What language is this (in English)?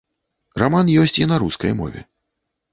Belarusian